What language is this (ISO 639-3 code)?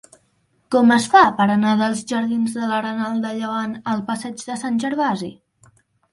cat